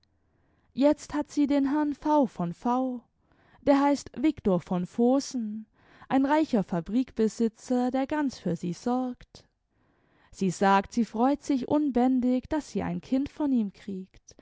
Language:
German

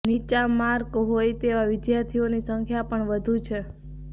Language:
Gujarati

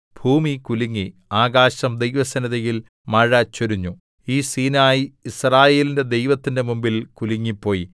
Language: Malayalam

